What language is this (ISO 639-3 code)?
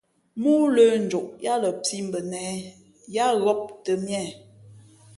fmp